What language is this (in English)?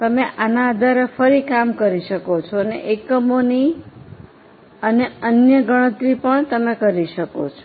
Gujarati